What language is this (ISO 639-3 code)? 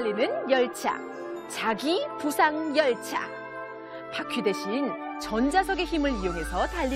kor